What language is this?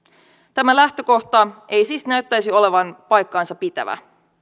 Finnish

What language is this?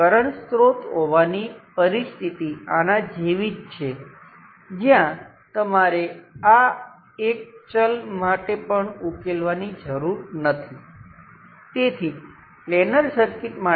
Gujarati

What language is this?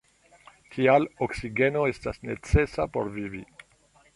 Esperanto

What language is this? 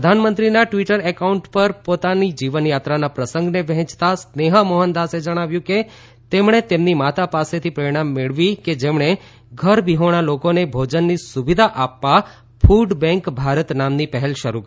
Gujarati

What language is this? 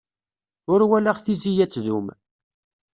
Kabyle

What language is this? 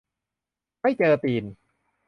Thai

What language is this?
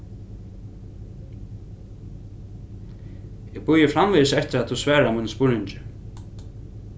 Faroese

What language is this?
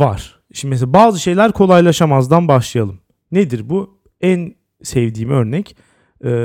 Turkish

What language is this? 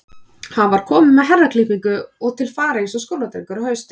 Icelandic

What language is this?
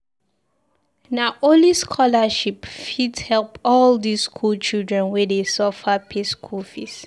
Nigerian Pidgin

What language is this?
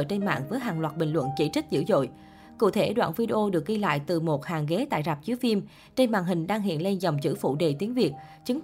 Vietnamese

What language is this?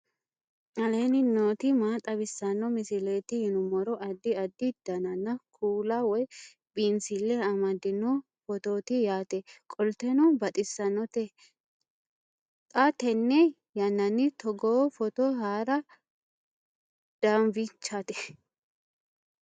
Sidamo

